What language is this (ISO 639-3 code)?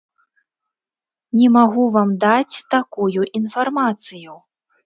bel